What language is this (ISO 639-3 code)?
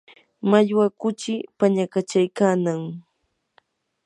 qur